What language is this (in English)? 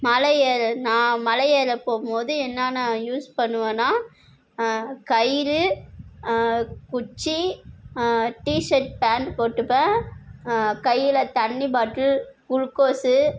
Tamil